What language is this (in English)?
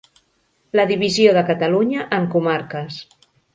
Catalan